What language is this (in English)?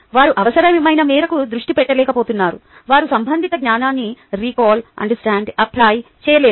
Telugu